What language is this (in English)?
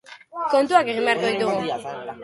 Basque